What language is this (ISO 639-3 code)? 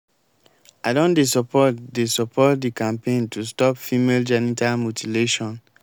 pcm